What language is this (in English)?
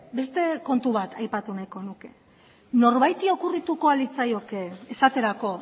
Basque